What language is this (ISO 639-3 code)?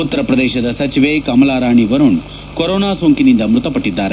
kan